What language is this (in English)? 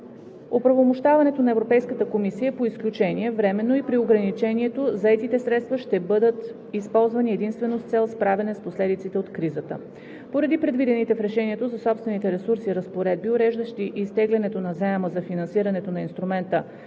Bulgarian